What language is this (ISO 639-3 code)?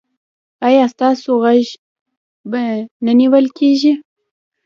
pus